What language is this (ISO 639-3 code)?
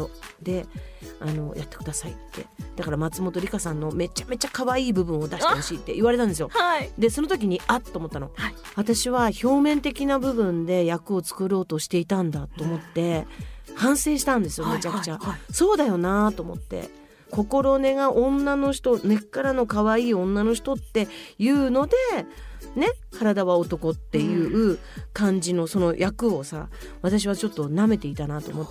jpn